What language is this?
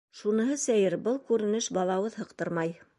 Bashkir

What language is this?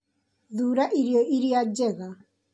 Kikuyu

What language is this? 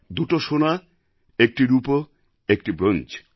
Bangla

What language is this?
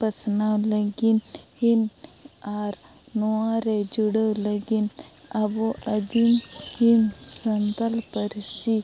Santali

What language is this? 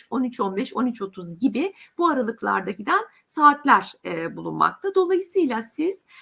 Turkish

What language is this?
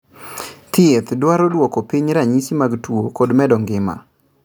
Luo (Kenya and Tanzania)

